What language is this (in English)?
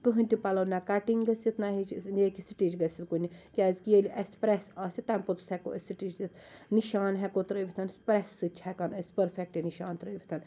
Kashmiri